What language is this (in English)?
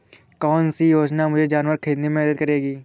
Hindi